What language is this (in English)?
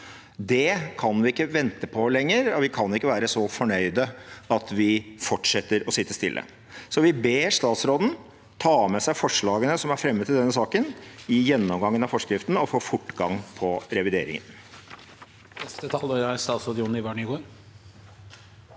Norwegian